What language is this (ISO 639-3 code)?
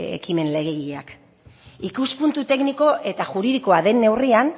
eus